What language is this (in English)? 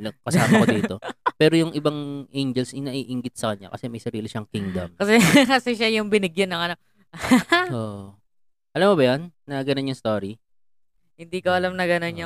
Filipino